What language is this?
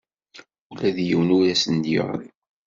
Kabyle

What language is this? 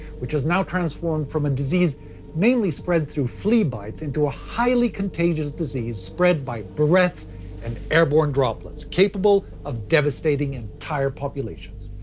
English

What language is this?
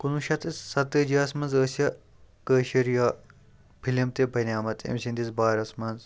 Kashmiri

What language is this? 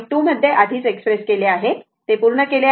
Marathi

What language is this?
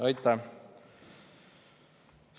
Estonian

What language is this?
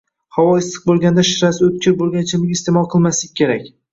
Uzbek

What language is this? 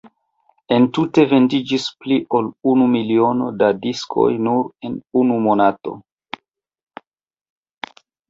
Esperanto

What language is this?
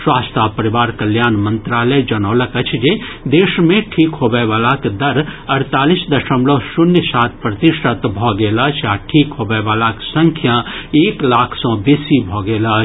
Maithili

